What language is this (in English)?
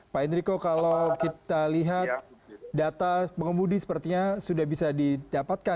Indonesian